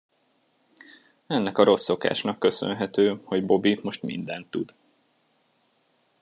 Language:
Hungarian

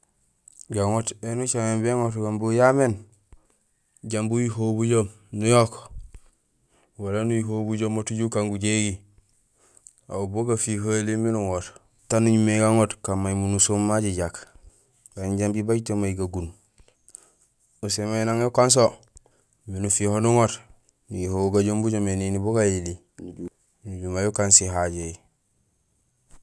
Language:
Gusilay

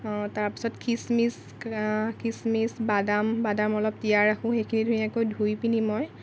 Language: Assamese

